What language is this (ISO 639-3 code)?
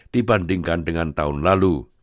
ind